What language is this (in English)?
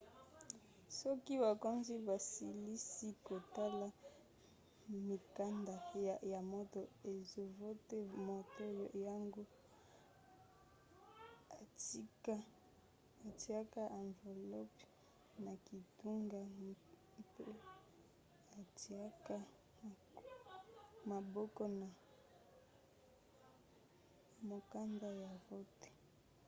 Lingala